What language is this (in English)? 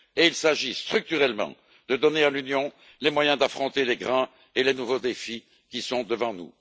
French